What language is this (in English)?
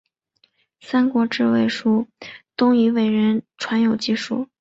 Chinese